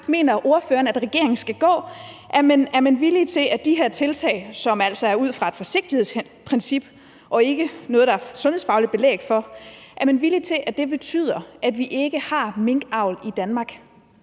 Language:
Danish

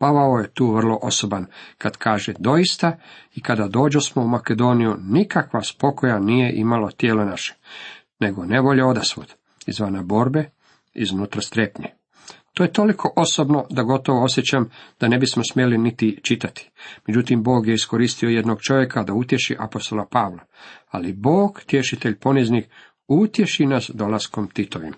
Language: Croatian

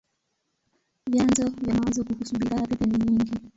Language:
Swahili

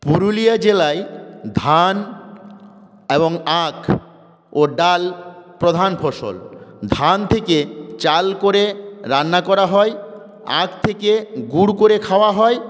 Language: Bangla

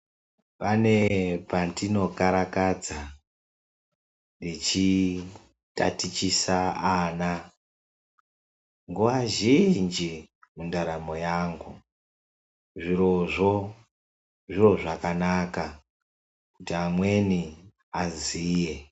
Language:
Ndau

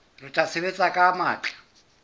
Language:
Southern Sotho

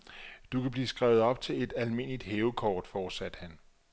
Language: Danish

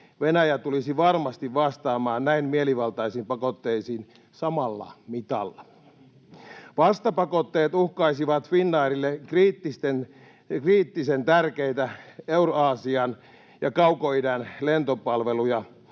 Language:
Finnish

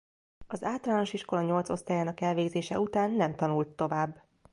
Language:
Hungarian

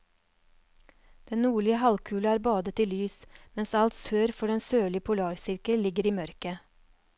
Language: Norwegian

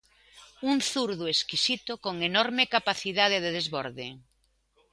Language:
Galician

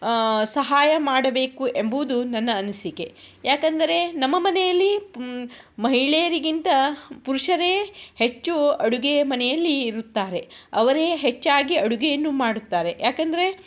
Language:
Kannada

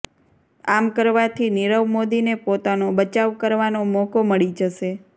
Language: Gujarati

